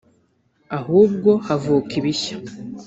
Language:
Kinyarwanda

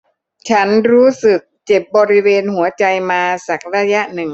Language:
Thai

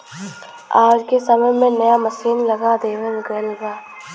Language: Bhojpuri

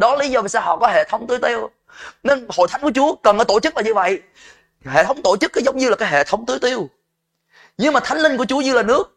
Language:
Vietnamese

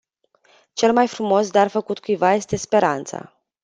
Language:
Romanian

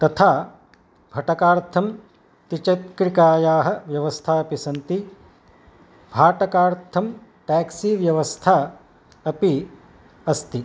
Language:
Sanskrit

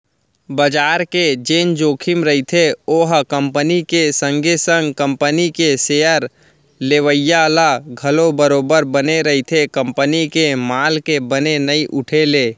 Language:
Chhattisgarhi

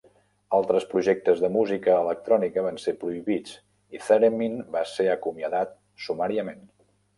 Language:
Catalan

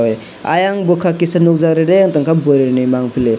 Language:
Kok Borok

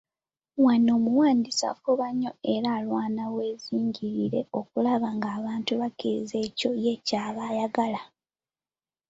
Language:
Ganda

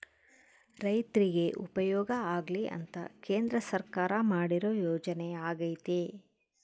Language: Kannada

